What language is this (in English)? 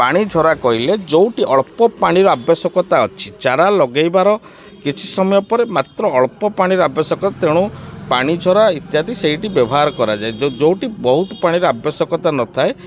Odia